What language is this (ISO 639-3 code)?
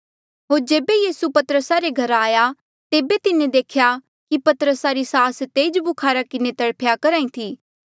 mjl